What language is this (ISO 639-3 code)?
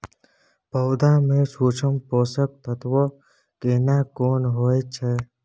mai